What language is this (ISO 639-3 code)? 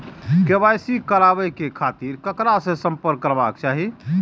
mai